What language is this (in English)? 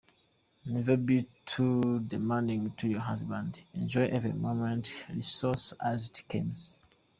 Kinyarwanda